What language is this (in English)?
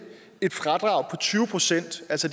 Danish